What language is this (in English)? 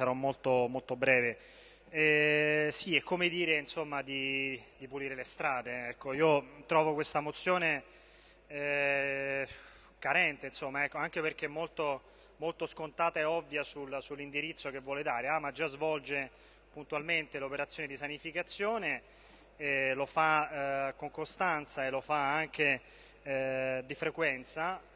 Italian